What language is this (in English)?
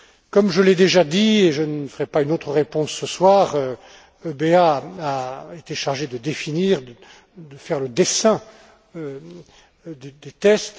French